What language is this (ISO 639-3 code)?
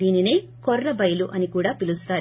tel